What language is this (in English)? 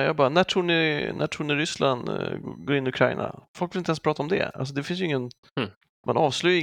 Swedish